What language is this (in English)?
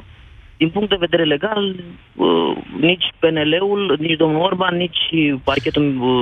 Romanian